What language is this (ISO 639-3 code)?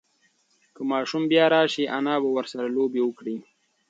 pus